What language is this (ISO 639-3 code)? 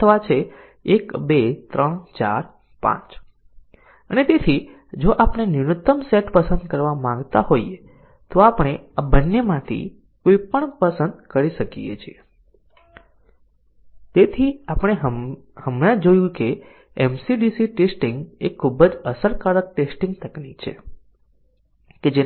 guj